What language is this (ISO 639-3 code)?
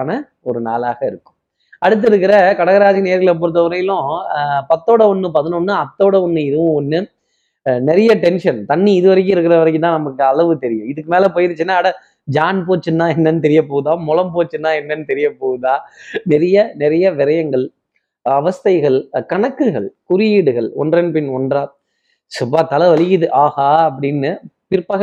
tam